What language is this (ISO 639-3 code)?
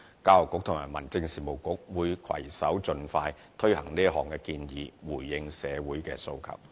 yue